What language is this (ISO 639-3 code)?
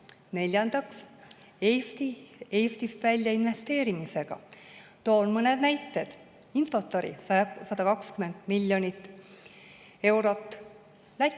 est